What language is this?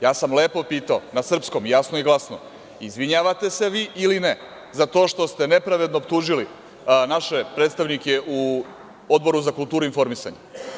Serbian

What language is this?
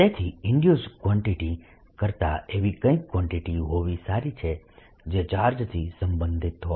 Gujarati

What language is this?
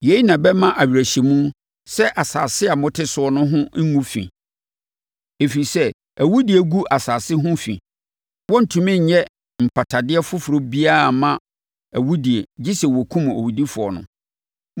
Akan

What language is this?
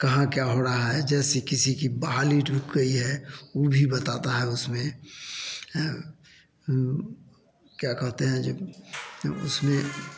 Hindi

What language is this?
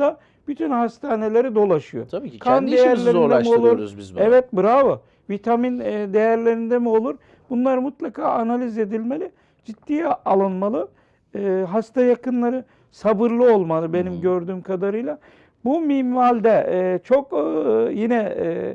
Turkish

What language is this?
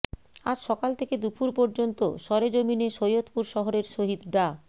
Bangla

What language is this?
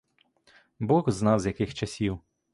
Ukrainian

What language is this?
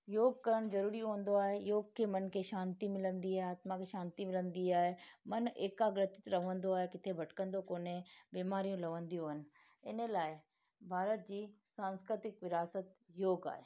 Sindhi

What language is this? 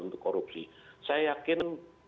Indonesian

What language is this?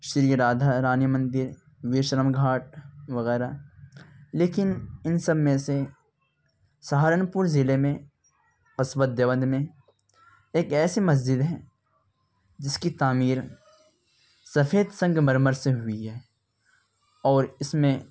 Urdu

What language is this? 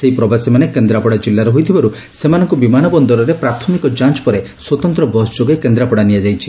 Odia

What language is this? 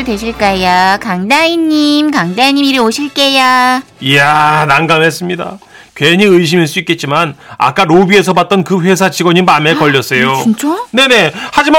Korean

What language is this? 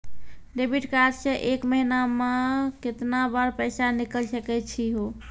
Maithili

